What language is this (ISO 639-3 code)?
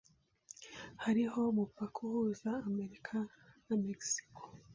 kin